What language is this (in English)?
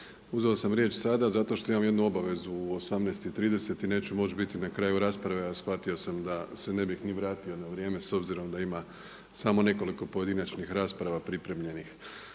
Croatian